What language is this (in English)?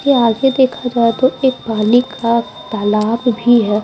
Hindi